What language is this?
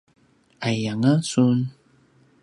Paiwan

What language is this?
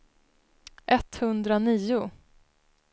Swedish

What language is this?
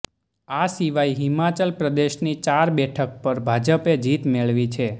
Gujarati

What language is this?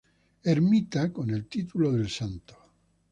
Spanish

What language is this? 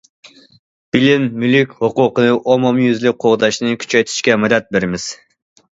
Uyghur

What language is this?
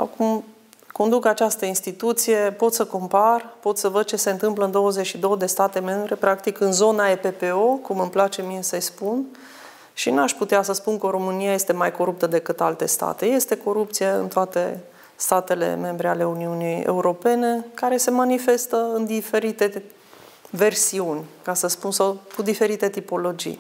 Romanian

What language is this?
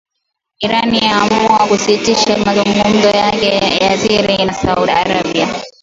Swahili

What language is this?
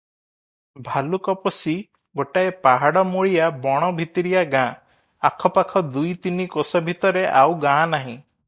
Odia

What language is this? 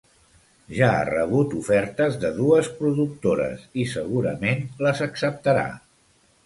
Catalan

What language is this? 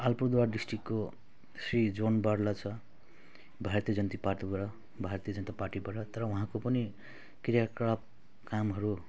Nepali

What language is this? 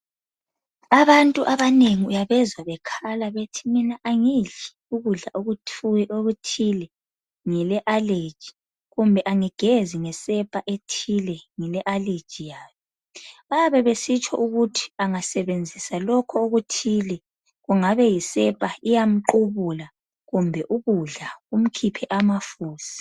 North Ndebele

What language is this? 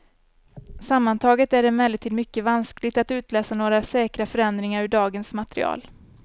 Swedish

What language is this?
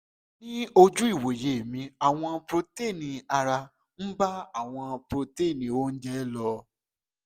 Yoruba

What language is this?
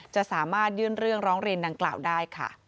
Thai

